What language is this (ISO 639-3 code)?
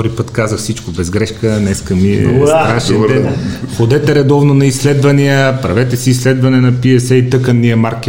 bul